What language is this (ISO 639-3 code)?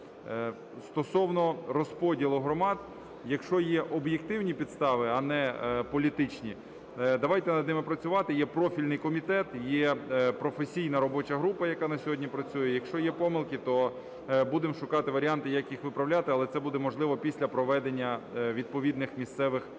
ukr